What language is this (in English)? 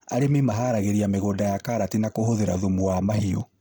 Kikuyu